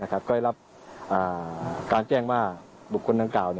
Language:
Thai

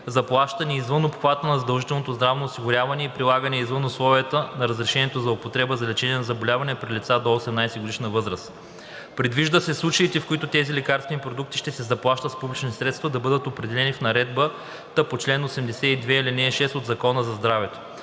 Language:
Bulgarian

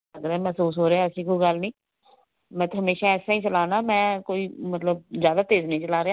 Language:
Punjabi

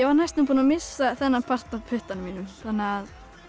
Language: Icelandic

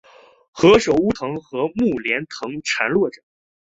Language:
Chinese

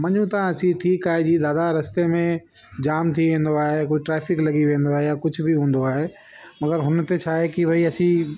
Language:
Sindhi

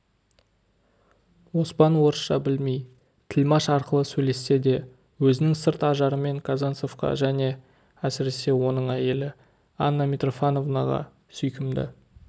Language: Kazakh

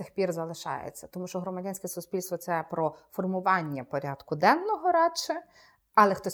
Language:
Ukrainian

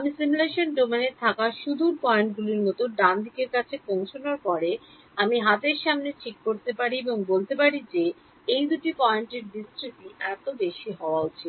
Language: Bangla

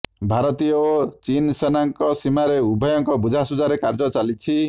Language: Odia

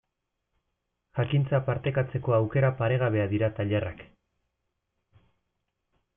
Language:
Basque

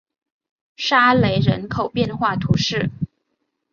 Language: Chinese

